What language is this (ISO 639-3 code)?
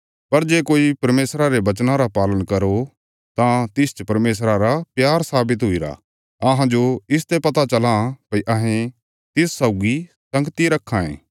kfs